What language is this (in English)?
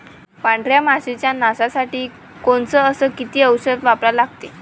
Marathi